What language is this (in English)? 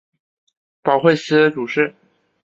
Chinese